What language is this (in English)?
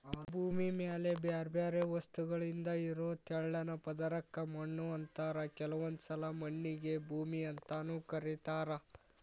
Kannada